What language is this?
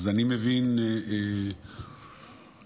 Hebrew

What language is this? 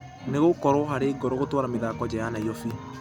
Kikuyu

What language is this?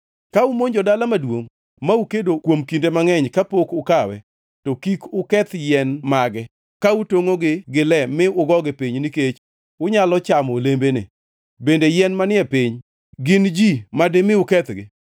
Luo (Kenya and Tanzania)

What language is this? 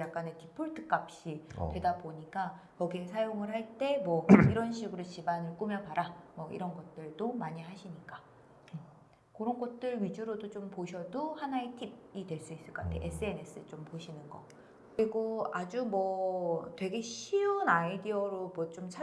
Korean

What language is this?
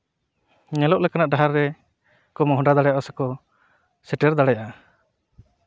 Santali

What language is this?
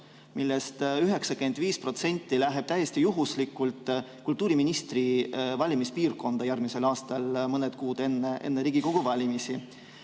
Estonian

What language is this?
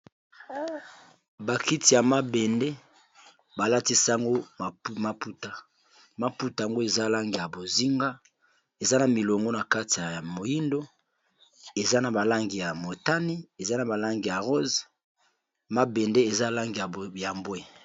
Lingala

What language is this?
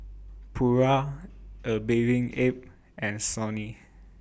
English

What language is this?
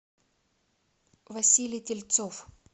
Russian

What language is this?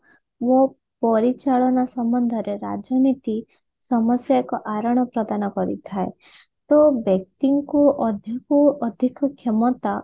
Odia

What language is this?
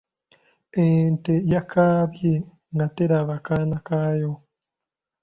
Ganda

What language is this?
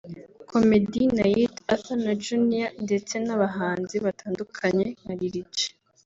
Kinyarwanda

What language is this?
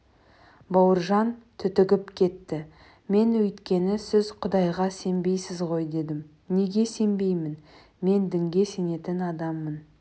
Kazakh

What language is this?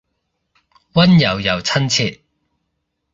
Cantonese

